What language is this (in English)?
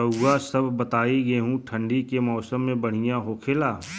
Bhojpuri